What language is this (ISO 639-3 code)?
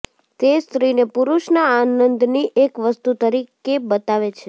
guj